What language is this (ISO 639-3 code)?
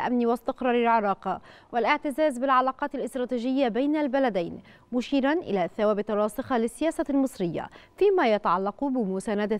ara